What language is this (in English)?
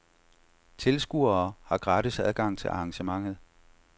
Danish